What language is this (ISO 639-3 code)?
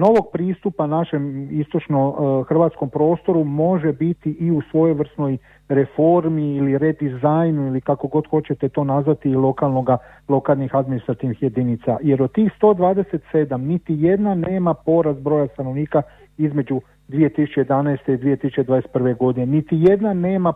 hrv